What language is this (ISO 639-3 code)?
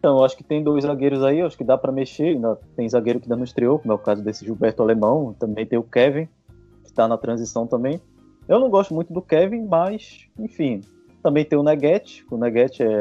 por